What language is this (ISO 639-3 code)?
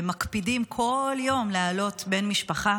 heb